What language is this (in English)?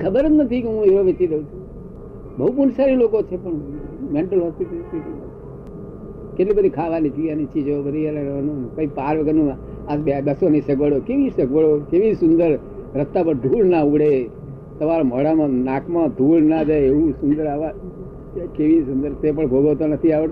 Gujarati